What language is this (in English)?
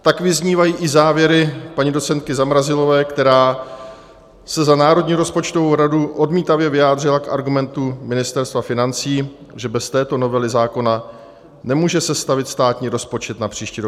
Czech